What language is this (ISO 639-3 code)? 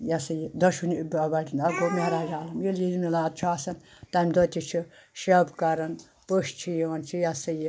kas